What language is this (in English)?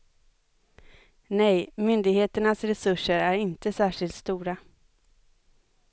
Swedish